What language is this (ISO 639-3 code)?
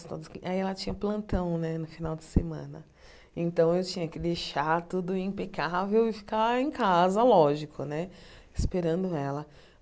por